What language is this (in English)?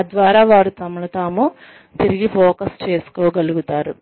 Telugu